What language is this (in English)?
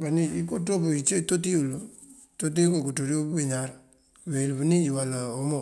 Mandjak